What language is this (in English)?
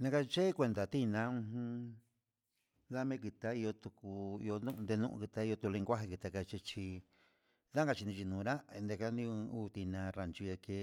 Huitepec Mixtec